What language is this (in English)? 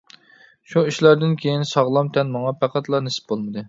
Uyghur